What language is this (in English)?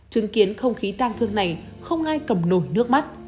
Vietnamese